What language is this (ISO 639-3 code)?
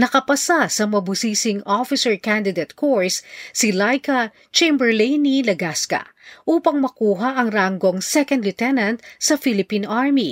fil